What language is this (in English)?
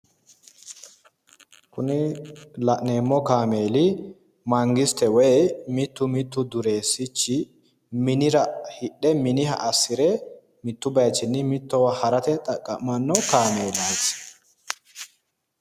Sidamo